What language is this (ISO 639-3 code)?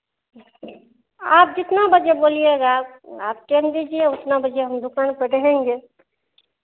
hin